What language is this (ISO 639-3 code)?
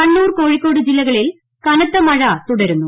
mal